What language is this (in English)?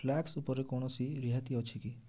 Odia